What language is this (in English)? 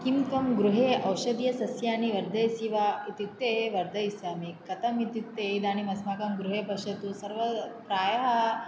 Sanskrit